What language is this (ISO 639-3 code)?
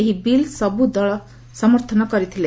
ori